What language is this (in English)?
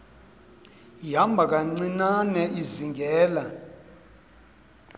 Xhosa